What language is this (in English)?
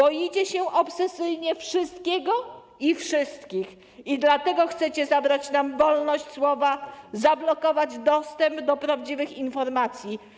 Polish